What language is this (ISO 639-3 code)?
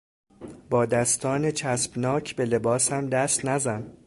fas